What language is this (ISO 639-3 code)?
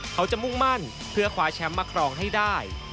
tha